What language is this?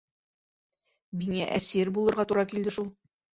Bashkir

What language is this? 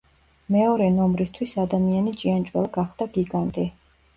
Georgian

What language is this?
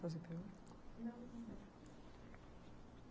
Portuguese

